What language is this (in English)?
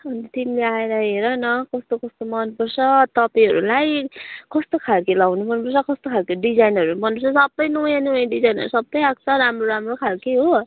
Nepali